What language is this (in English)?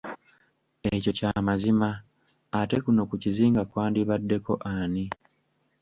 Ganda